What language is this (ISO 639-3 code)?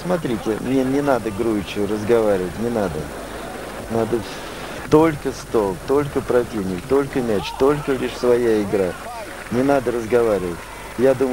rus